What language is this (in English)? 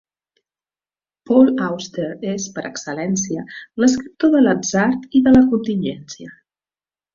Catalan